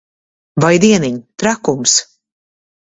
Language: Latvian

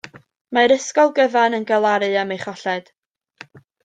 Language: Welsh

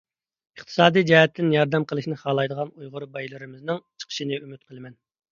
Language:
Uyghur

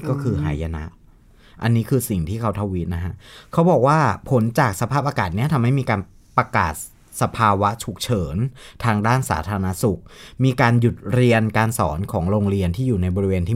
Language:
Thai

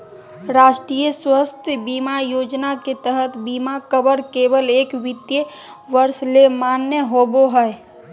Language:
Magahi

